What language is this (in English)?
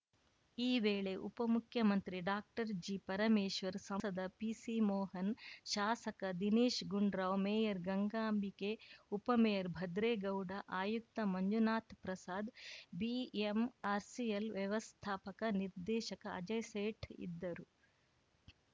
Kannada